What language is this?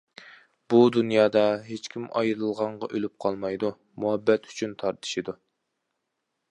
Uyghur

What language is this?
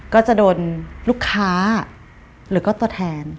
Thai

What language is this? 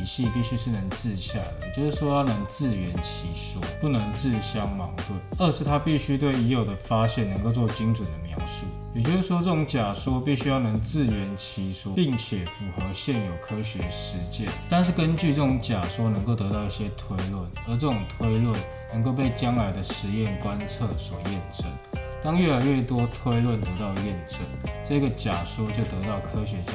Chinese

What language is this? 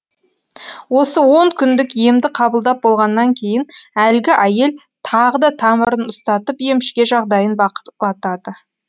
Kazakh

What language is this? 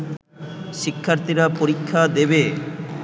Bangla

